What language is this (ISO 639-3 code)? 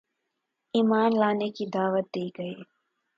urd